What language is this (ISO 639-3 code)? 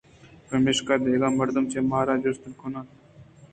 bgp